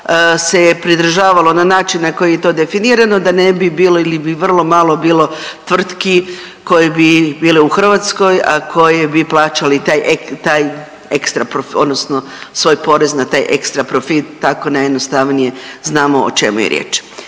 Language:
Croatian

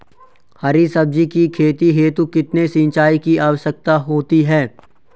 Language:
Hindi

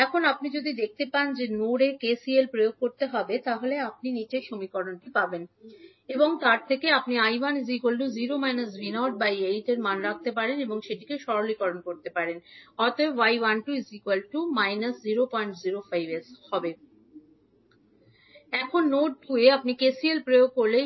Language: Bangla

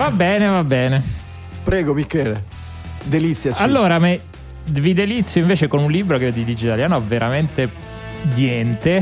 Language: Italian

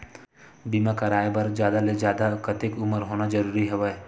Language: Chhattisgarhi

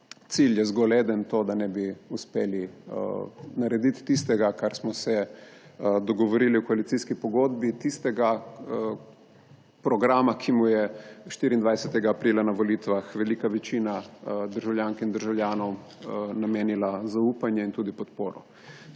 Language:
Slovenian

